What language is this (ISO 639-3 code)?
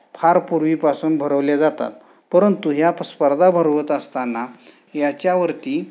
mar